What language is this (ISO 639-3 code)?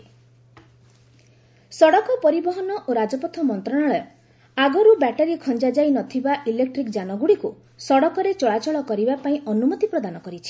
ori